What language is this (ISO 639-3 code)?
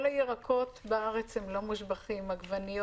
heb